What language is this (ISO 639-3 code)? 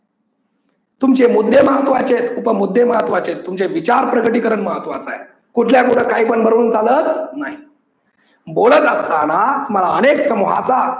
mar